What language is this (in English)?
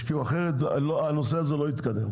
Hebrew